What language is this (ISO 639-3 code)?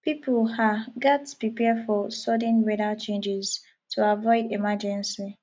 pcm